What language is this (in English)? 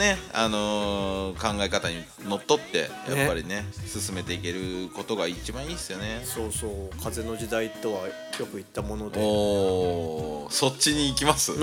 Japanese